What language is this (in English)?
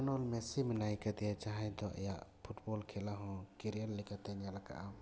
Santali